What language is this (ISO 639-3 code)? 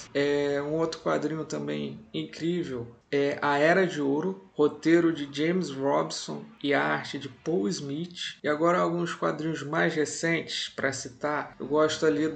por